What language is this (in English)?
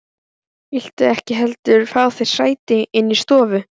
Icelandic